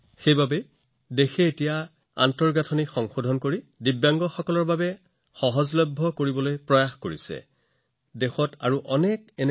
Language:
Assamese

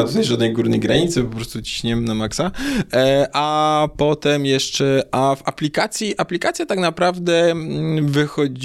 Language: Polish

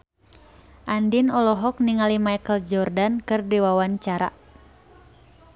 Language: Sundanese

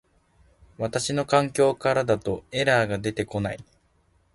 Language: Japanese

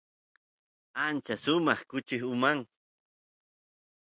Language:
Santiago del Estero Quichua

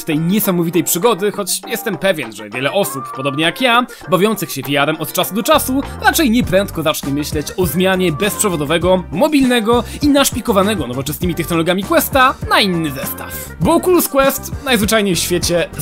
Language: Polish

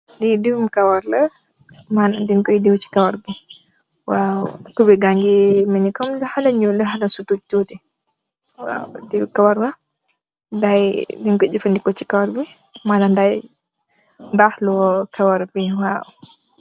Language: Wolof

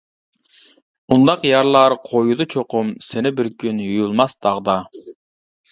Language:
Uyghur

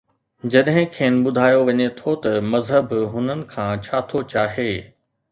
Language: Sindhi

